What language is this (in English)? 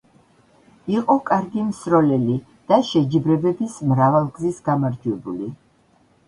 Georgian